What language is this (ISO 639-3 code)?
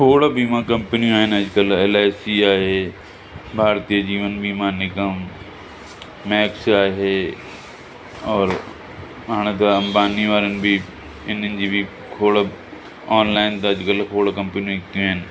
snd